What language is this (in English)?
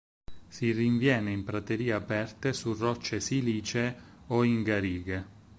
Italian